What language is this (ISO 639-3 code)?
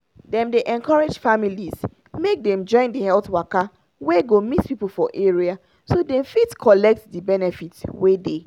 pcm